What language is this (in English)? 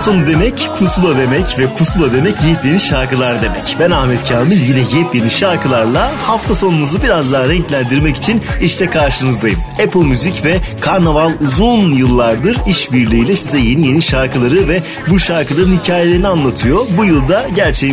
Turkish